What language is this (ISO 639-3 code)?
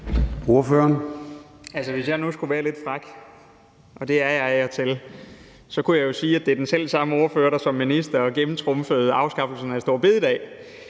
dan